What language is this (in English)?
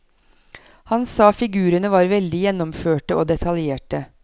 Norwegian